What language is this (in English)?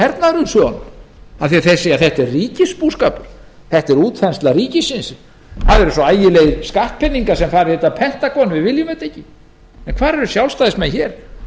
Icelandic